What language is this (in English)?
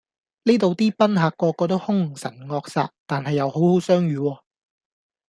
Cantonese